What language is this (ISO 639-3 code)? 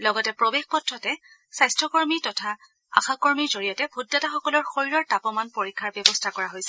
asm